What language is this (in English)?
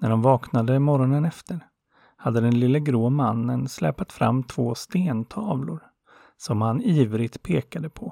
Swedish